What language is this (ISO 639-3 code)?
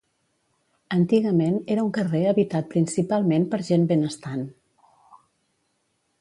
cat